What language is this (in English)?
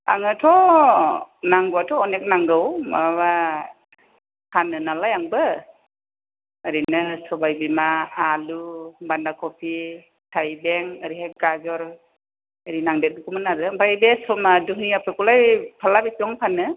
Bodo